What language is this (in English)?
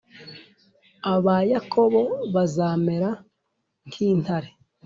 Kinyarwanda